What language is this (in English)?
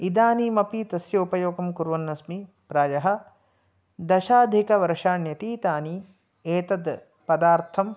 Sanskrit